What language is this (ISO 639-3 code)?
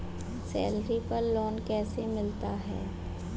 hin